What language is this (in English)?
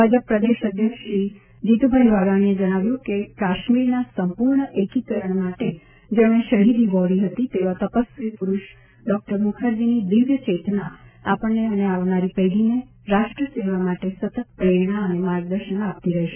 Gujarati